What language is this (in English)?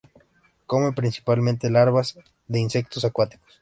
Spanish